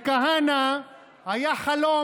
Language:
Hebrew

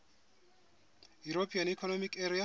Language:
Southern Sotho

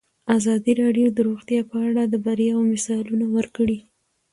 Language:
Pashto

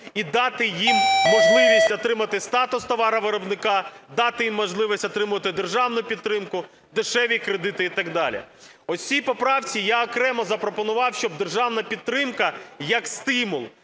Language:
Ukrainian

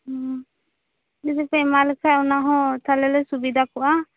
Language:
Santali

